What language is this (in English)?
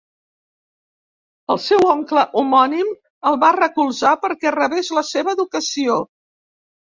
Catalan